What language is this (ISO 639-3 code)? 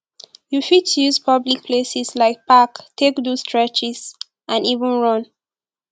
pcm